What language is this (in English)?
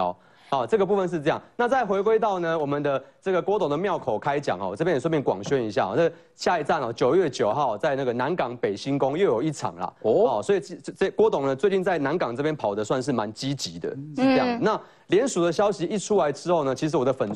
Chinese